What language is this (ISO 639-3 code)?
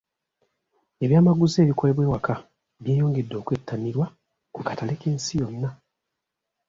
lug